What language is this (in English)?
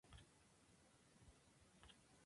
Spanish